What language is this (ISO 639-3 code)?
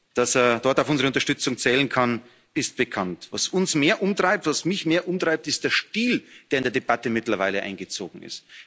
deu